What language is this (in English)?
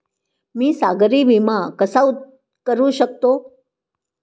Marathi